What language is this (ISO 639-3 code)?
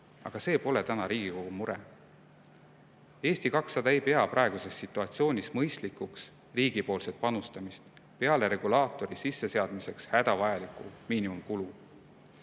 est